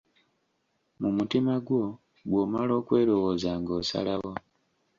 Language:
Ganda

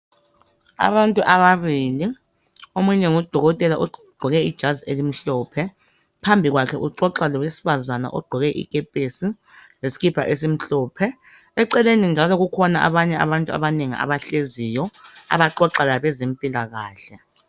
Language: North Ndebele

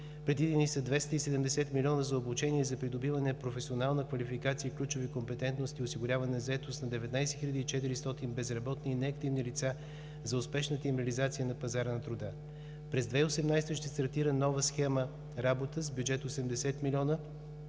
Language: Bulgarian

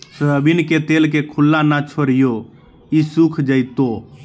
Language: Magahi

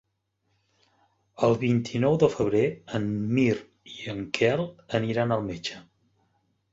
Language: Catalan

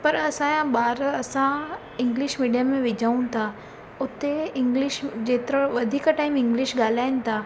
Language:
Sindhi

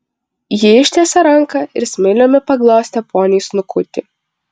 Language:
Lithuanian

